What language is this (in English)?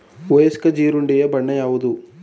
Kannada